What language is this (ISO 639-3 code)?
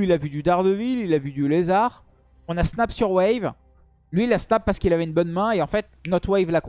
fra